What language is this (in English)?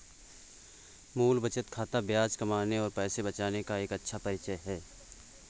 Hindi